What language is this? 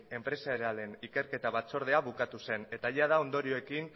Basque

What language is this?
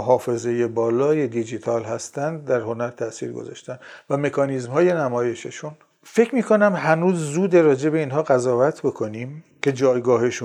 Persian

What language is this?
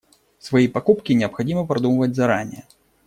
Russian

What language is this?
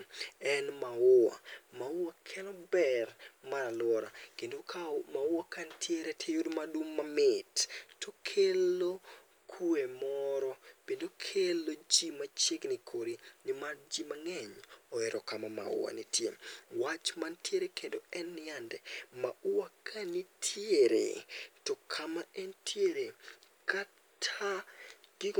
Luo (Kenya and Tanzania)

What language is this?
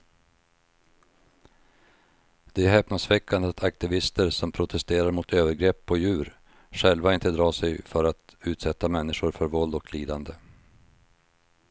Swedish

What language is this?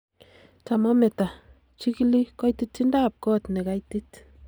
Kalenjin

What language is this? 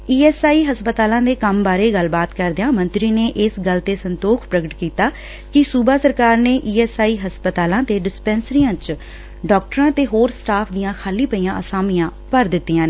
Punjabi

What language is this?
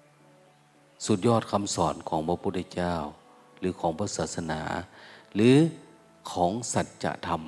Thai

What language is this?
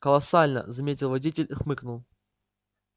Russian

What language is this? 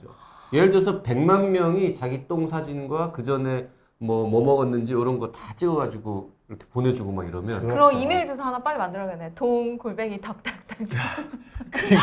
Korean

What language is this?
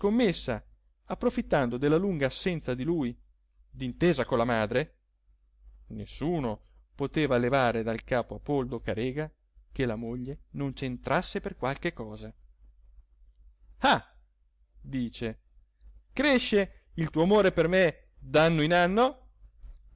Italian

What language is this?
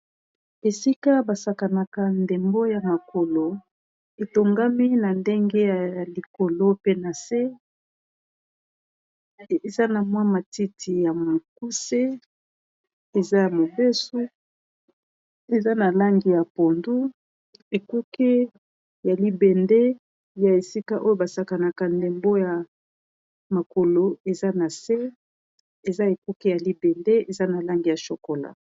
Lingala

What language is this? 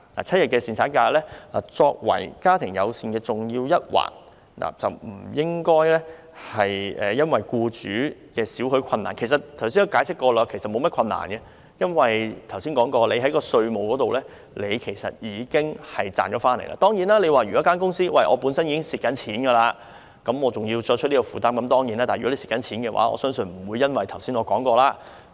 Cantonese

